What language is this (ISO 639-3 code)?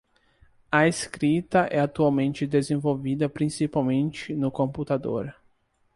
por